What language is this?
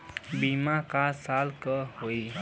Bhojpuri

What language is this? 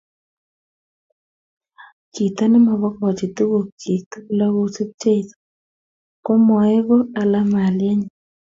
Kalenjin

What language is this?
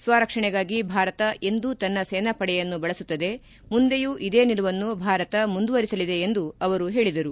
Kannada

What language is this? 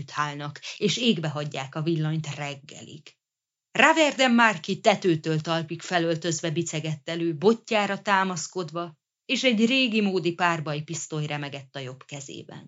Hungarian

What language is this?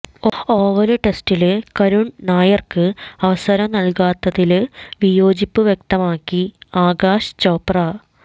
Malayalam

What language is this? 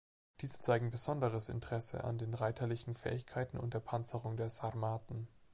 German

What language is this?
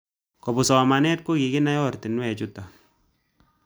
Kalenjin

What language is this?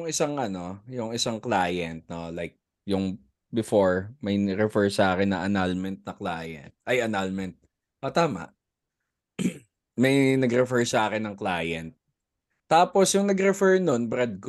Filipino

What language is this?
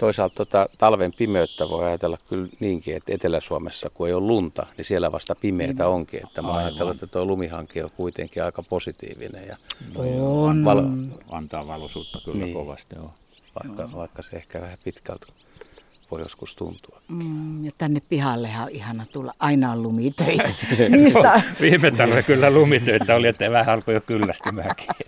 Finnish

